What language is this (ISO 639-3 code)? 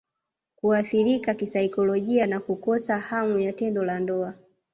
swa